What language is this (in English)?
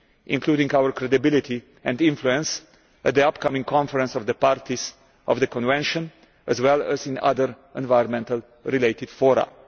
English